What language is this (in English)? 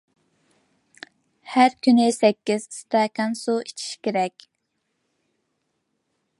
Uyghur